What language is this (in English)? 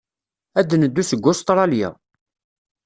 Kabyle